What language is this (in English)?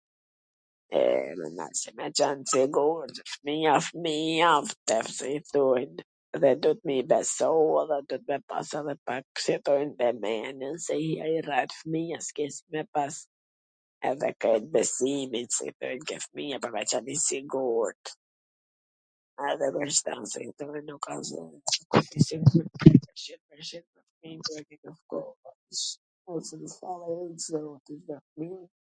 Gheg Albanian